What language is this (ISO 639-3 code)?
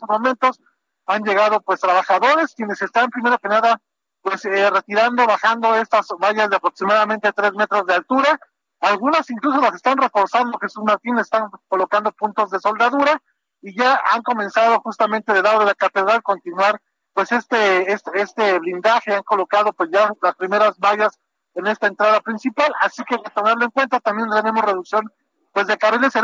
spa